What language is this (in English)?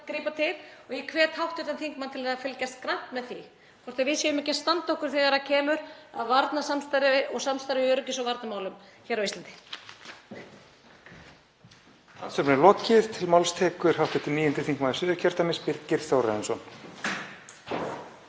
Icelandic